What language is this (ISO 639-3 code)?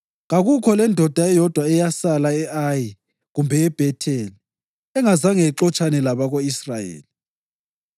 nde